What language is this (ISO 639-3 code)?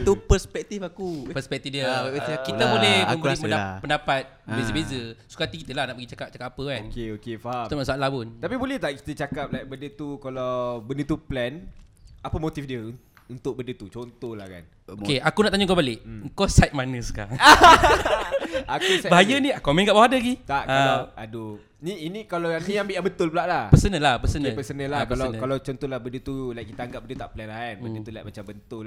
msa